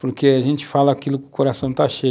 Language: Portuguese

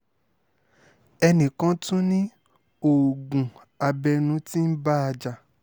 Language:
Yoruba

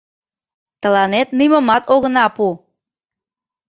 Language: Mari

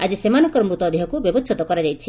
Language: Odia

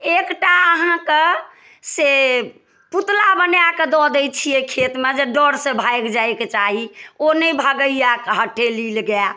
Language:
Maithili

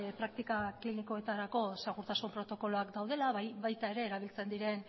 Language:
Basque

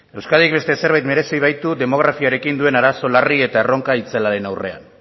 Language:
Basque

